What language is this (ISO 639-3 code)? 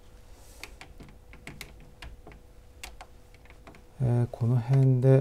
jpn